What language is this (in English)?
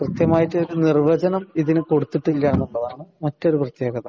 Malayalam